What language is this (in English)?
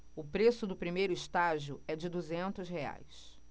Portuguese